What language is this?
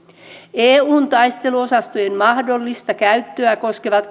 Finnish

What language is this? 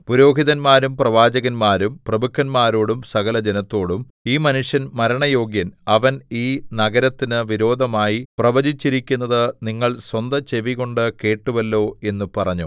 Malayalam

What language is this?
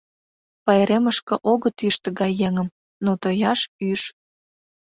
Mari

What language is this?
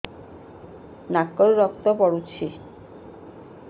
Odia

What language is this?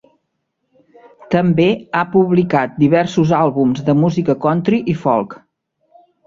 Catalan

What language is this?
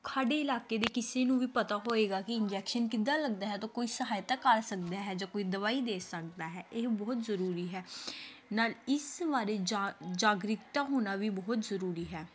Punjabi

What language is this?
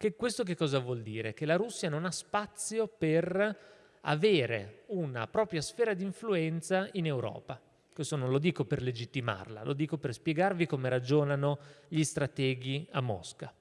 Italian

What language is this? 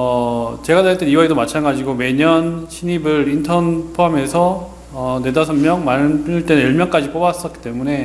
Korean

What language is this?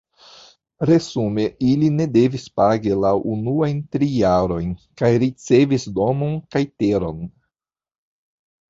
Esperanto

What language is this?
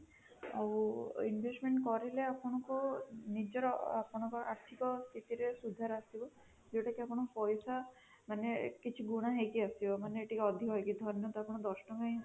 Odia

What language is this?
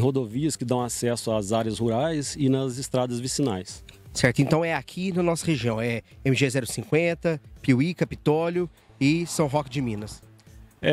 Portuguese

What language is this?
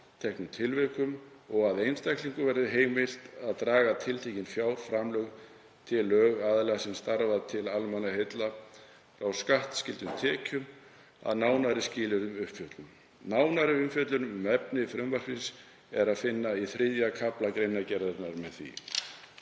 Icelandic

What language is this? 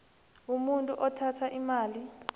South Ndebele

